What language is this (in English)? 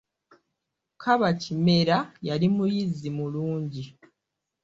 Ganda